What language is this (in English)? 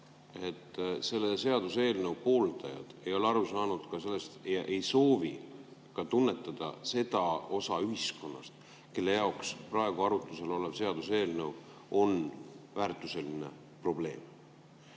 Estonian